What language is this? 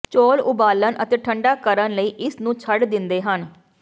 Punjabi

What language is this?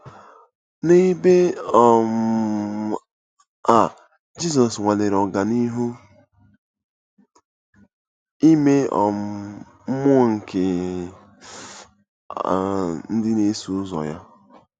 Igbo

